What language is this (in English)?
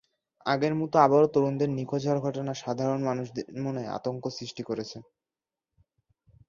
Bangla